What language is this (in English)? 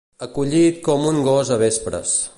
Catalan